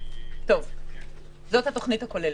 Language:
Hebrew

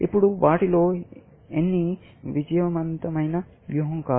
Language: Telugu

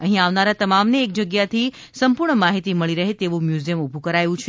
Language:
Gujarati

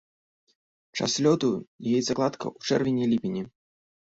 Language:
Belarusian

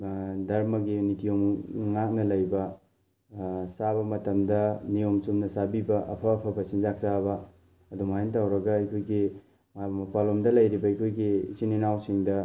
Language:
Manipuri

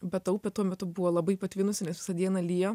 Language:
Lithuanian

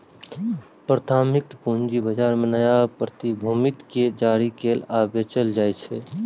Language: Maithili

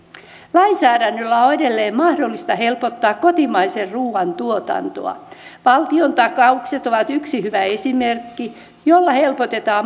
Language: Finnish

